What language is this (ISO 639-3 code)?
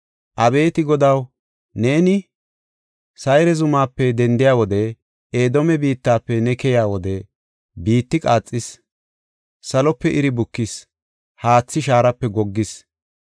gof